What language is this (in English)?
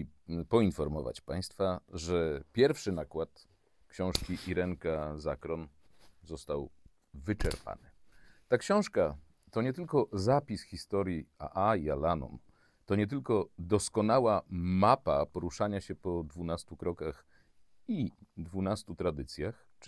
Polish